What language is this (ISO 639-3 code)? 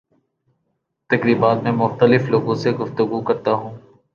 urd